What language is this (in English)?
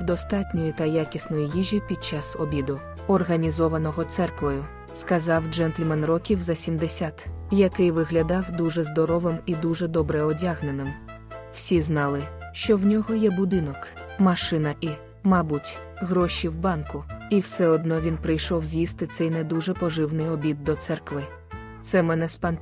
Ukrainian